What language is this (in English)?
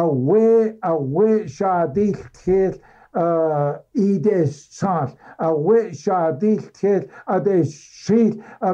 Arabic